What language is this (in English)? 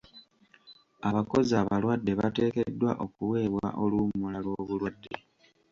Ganda